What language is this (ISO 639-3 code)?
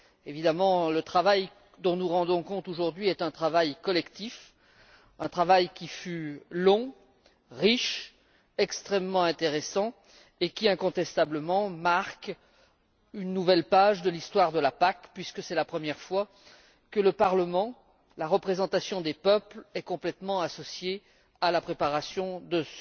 fra